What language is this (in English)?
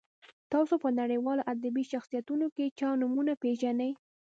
Pashto